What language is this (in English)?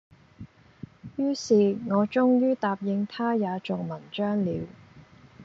Cantonese